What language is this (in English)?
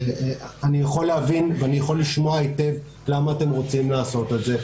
Hebrew